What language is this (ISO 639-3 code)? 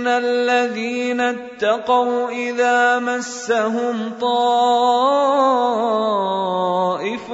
ara